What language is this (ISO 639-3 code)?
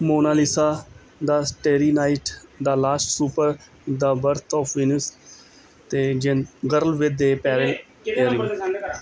pan